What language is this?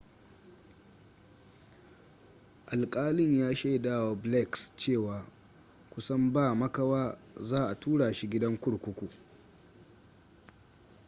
Hausa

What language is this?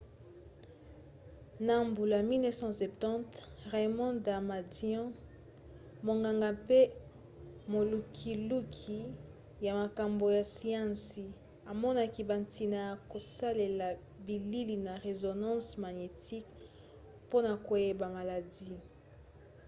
Lingala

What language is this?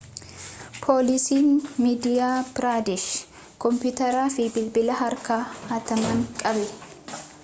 Oromo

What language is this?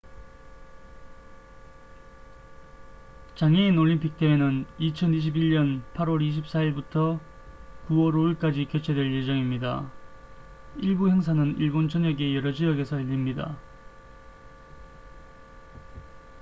Korean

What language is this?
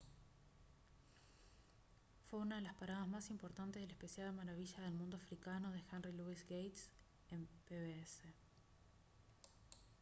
Spanish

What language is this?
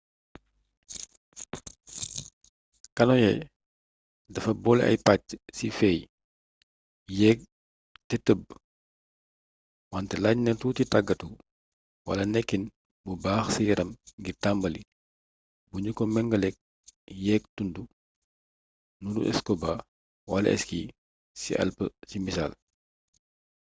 Wolof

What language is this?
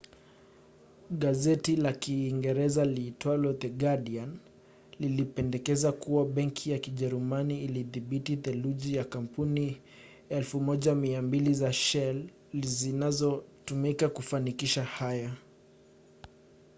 Swahili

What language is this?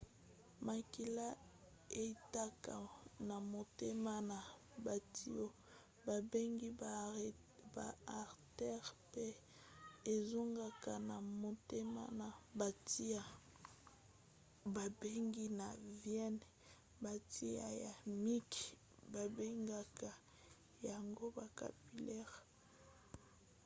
Lingala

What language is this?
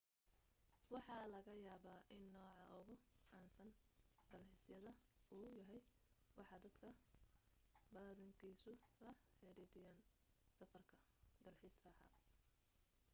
Somali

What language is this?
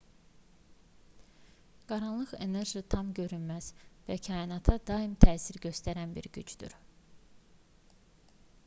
Azerbaijani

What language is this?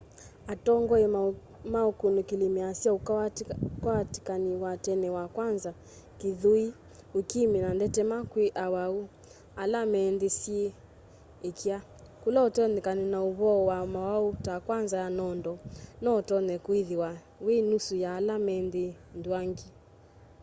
Kamba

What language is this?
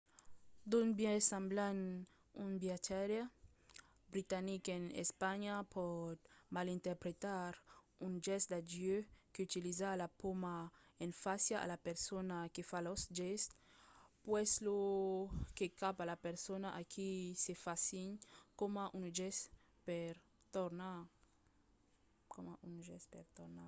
Occitan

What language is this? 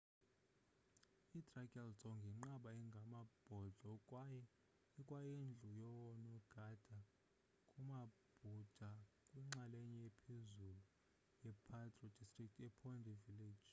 Xhosa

